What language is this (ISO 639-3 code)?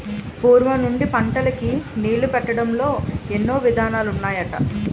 tel